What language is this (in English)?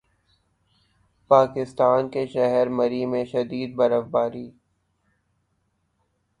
Urdu